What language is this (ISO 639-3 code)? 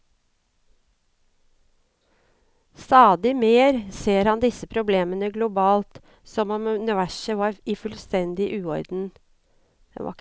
nor